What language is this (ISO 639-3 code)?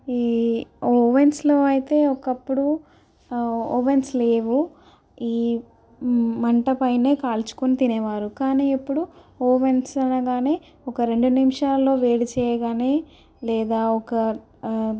tel